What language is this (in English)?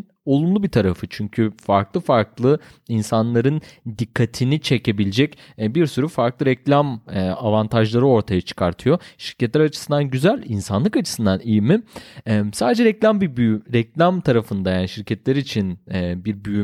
Turkish